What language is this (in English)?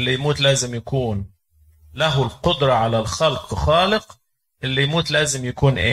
Arabic